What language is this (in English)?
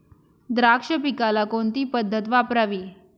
Marathi